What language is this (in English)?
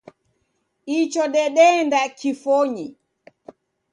Taita